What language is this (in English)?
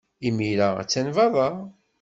Kabyle